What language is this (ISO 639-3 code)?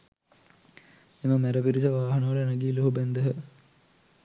sin